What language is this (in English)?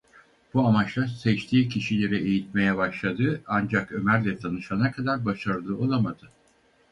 Turkish